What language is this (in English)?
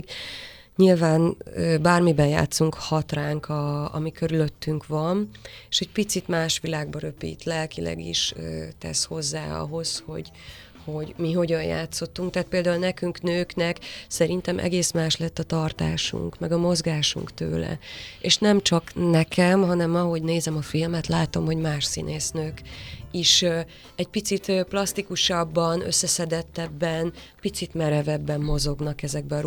Hungarian